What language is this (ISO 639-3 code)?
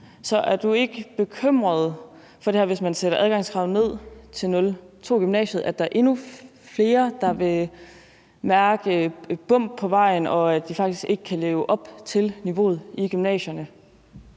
dan